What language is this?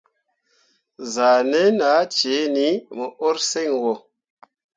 Mundang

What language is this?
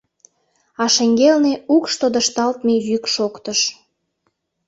Mari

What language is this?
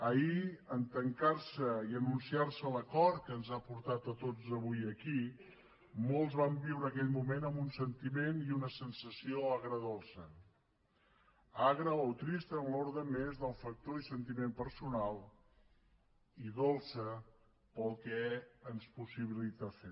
Catalan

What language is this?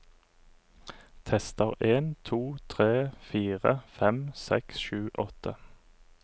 Norwegian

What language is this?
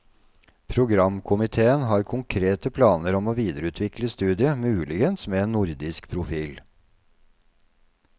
Norwegian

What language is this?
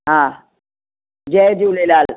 Sindhi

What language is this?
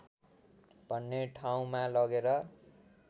Nepali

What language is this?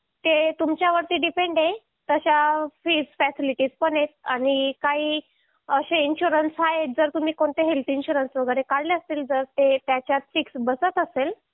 Marathi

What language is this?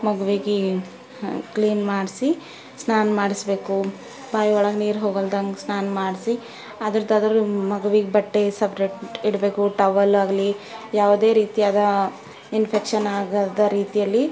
Kannada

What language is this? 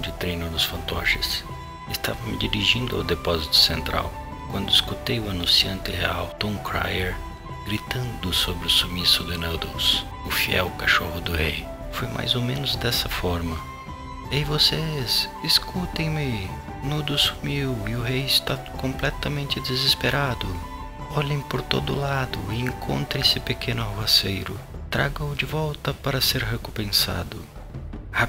Portuguese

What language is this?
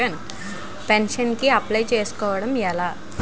Telugu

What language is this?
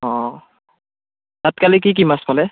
Assamese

